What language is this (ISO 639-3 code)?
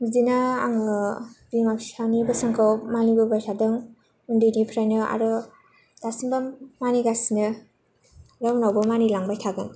brx